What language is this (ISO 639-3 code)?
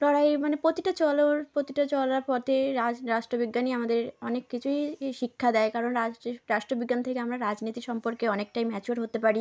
ben